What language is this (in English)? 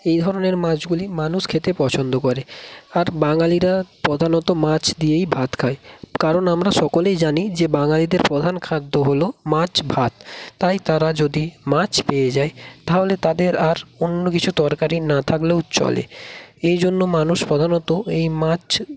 Bangla